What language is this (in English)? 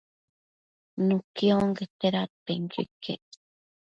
Matsés